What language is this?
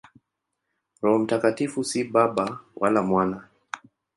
Swahili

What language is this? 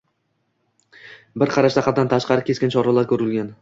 Uzbek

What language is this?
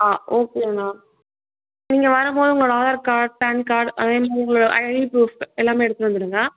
Tamil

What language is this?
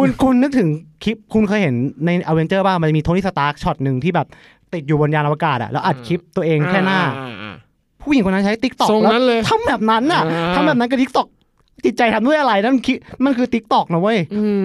Thai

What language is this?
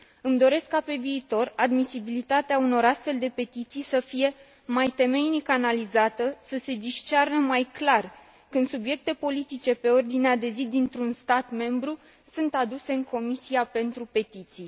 Romanian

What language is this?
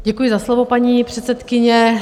Czech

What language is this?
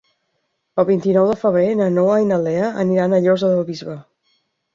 Catalan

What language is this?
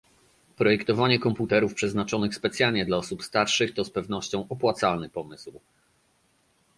Polish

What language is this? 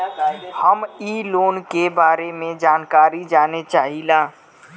Bhojpuri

